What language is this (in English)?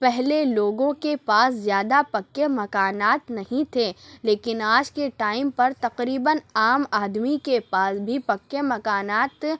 Urdu